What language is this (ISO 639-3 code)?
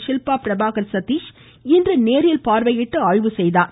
tam